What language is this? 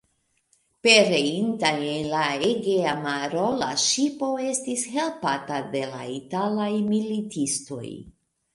Esperanto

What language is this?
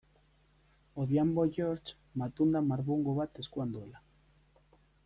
Basque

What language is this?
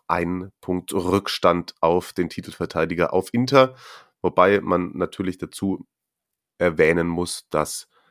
German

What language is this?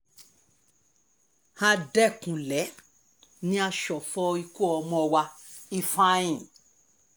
Yoruba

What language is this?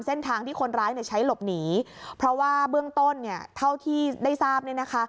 Thai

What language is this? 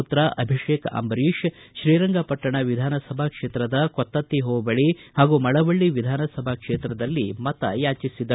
Kannada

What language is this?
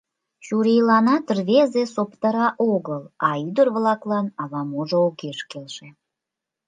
Mari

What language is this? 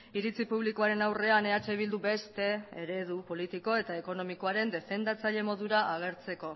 Basque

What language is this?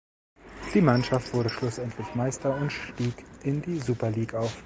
German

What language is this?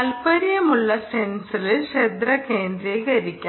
Malayalam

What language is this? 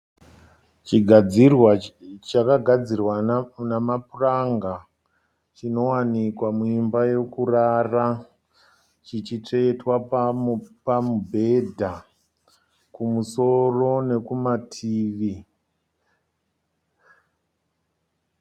Shona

